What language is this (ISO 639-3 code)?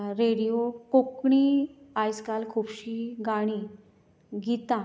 kok